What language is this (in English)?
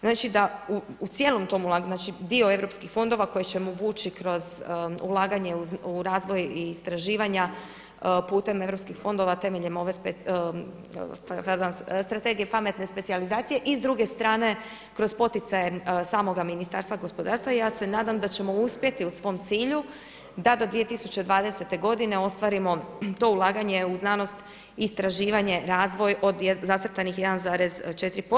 Croatian